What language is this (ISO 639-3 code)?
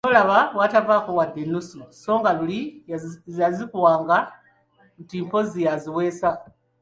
lug